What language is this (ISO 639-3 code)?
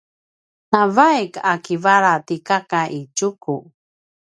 pwn